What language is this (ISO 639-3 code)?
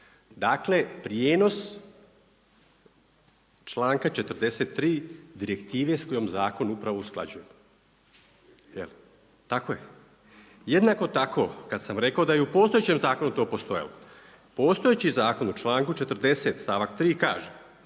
hrv